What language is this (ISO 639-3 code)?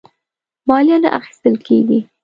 pus